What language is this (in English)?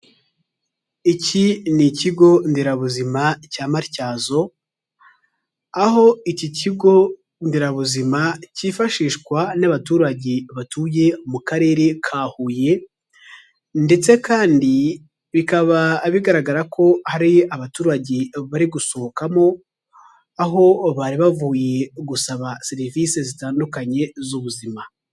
Kinyarwanda